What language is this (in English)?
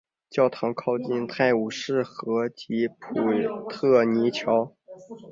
Chinese